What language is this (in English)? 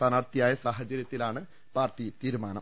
Malayalam